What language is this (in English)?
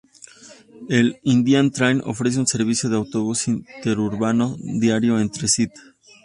Spanish